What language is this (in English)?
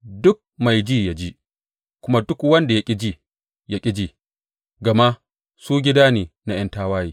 Hausa